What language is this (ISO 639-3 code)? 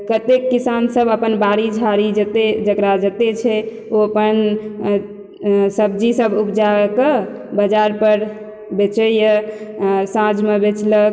mai